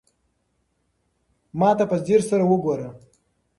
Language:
Pashto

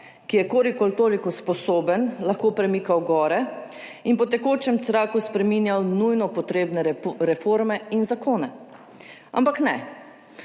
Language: Slovenian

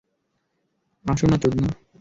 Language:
Bangla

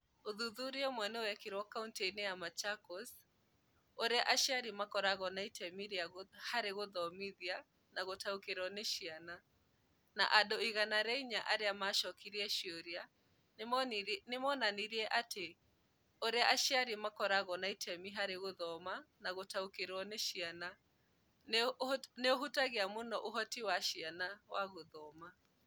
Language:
Kikuyu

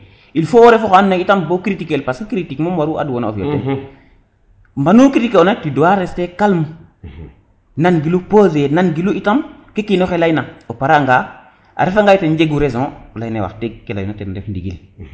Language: Serer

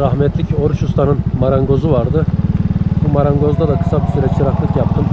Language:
Turkish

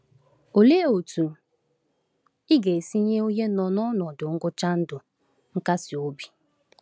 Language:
Igbo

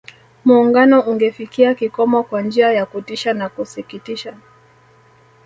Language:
Swahili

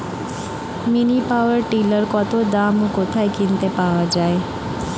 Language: Bangla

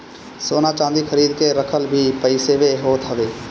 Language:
Bhojpuri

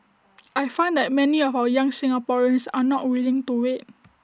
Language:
English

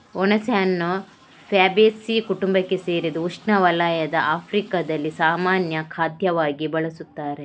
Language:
Kannada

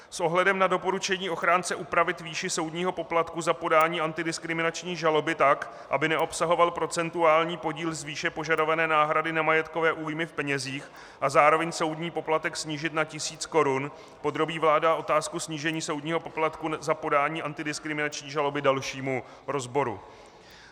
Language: Czech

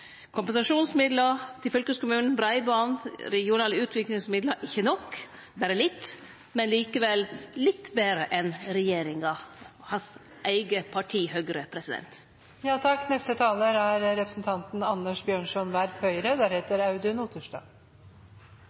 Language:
Norwegian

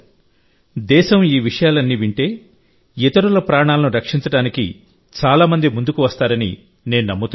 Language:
Telugu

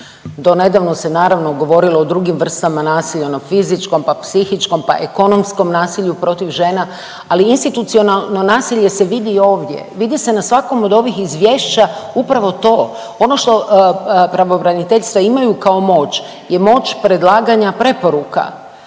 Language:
Croatian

